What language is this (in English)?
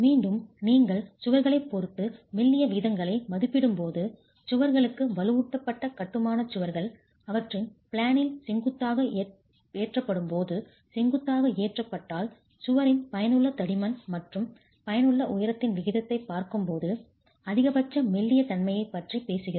Tamil